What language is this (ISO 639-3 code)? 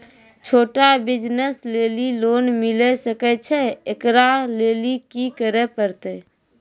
mai